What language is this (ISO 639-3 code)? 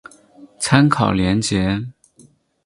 zho